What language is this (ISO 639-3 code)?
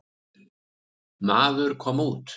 isl